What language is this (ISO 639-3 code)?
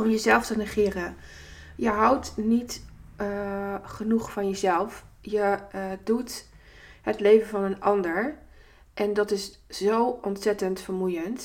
nld